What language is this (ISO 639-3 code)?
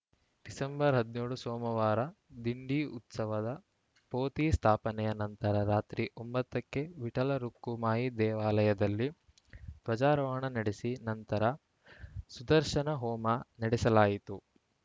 kan